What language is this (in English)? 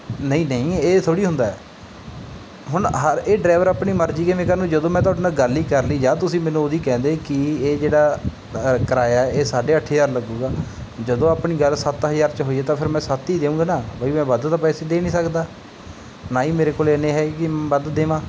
Punjabi